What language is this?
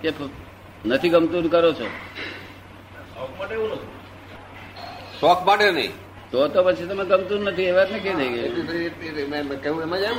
Gujarati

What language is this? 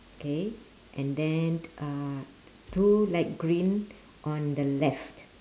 English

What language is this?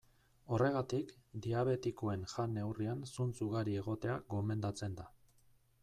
Basque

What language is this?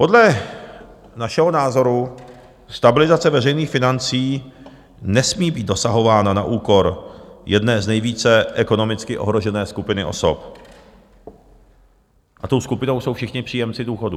Czech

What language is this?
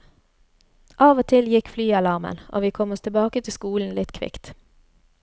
Norwegian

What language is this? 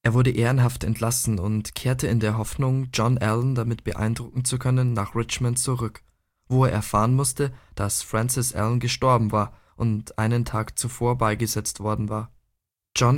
German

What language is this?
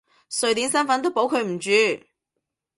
Cantonese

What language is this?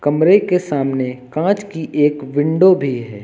Hindi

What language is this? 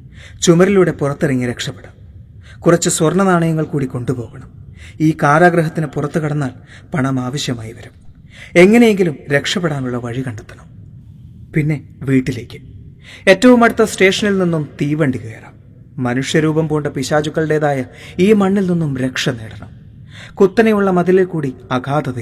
Malayalam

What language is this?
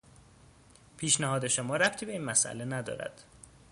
Persian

